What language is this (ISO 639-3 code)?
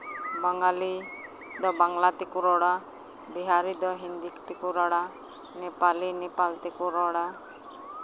sat